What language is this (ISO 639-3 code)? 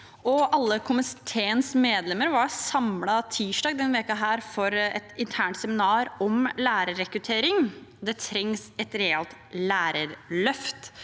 nor